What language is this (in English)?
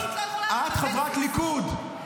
Hebrew